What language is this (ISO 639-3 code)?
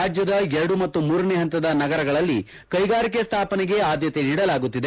kan